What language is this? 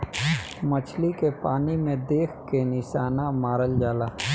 Bhojpuri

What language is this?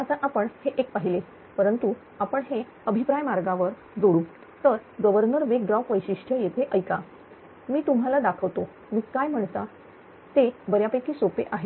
Marathi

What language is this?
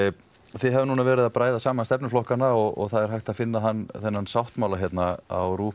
Icelandic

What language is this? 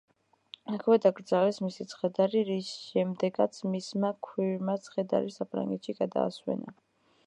Georgian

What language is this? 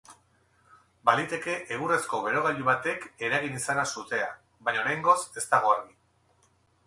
Basque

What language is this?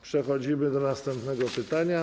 Polish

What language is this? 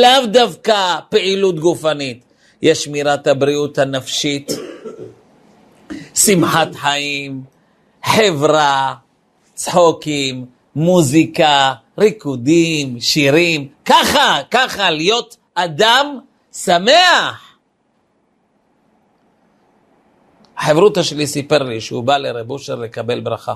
Hebrew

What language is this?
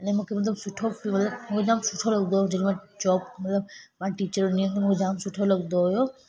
Sindhi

